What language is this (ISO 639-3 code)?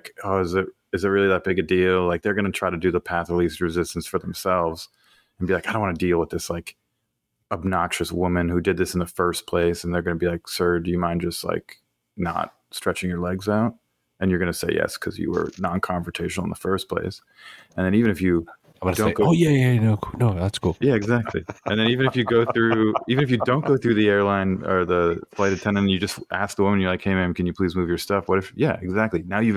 eng